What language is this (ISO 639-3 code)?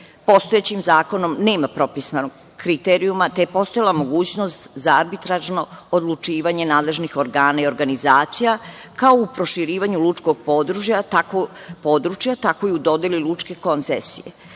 srp